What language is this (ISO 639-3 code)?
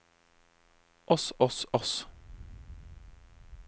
nor